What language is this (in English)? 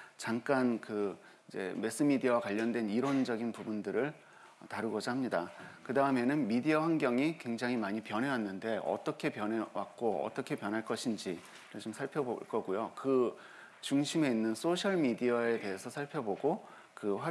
Korean